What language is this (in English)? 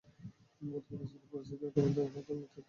Bangla